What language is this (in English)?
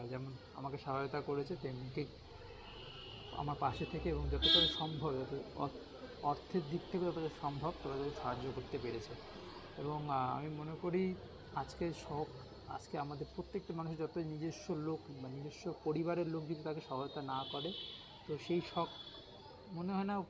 Bangla